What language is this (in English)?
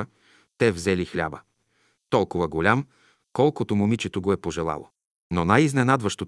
Bulgarian